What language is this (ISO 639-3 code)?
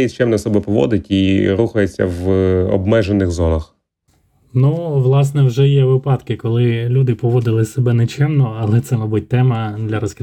ukr